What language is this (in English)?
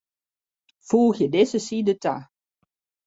Western Frisian